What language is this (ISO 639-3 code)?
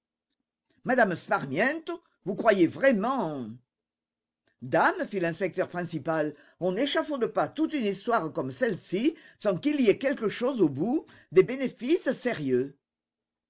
fra